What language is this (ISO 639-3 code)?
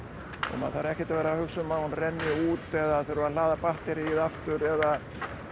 isl